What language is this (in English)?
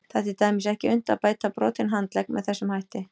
Icelandic